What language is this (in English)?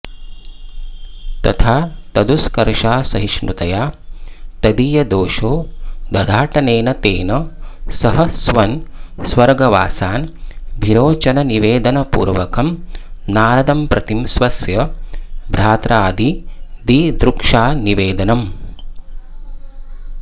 Sanskrit